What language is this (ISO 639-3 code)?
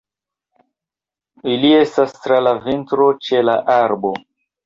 epo